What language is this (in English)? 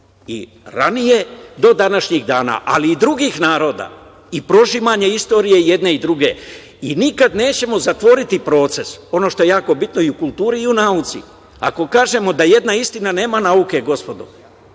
Serbian